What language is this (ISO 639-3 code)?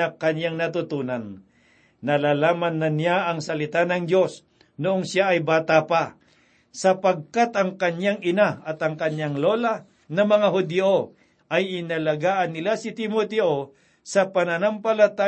fil